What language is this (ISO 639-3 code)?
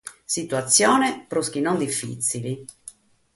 srd